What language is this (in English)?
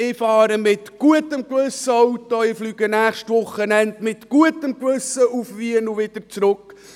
Swiss German